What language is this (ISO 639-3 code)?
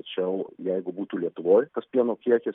lit